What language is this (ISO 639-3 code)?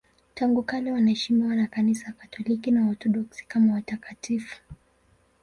swa